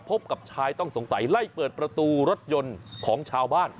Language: Thai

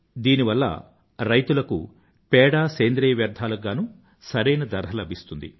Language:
Telugu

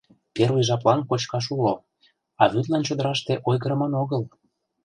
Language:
Mari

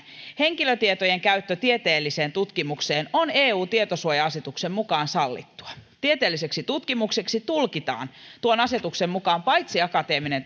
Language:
Finnish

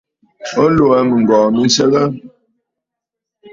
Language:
Bafut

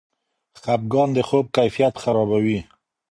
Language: Pashto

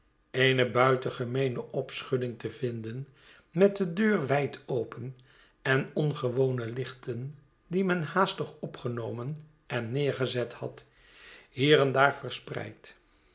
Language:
Dutch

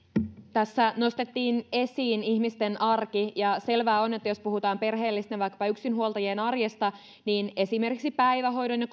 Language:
Finnish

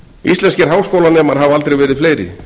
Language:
Icelandic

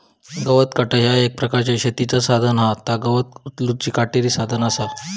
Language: Marathi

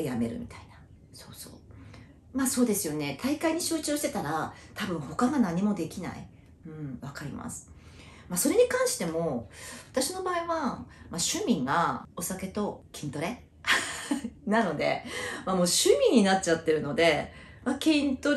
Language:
Japanese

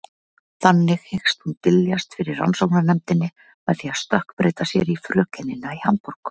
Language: Icelandic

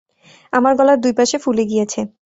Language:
Bangla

